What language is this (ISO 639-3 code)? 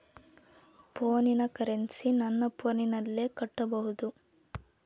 kan